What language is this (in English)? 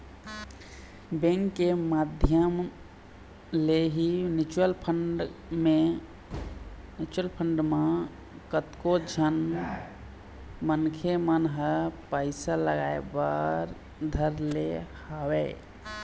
Chhattisgarhi